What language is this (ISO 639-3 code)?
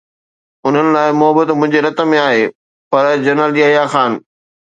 snd